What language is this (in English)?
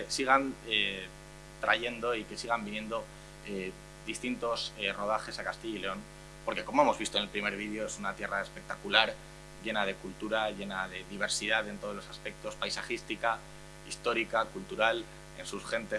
Spanish